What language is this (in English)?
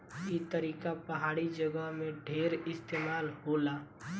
Bhojpuri